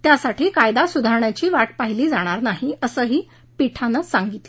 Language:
Marathi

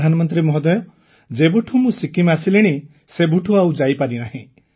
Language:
Odia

